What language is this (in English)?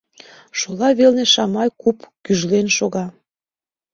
Mari